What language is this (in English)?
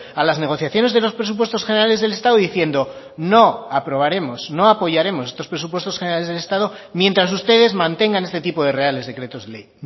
Spanish